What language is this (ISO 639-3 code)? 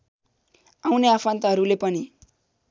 nep